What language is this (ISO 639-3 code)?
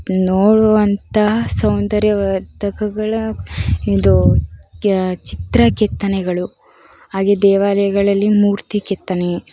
kan